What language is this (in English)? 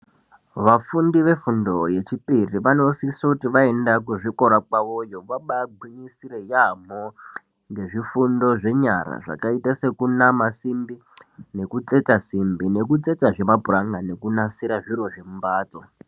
Ndau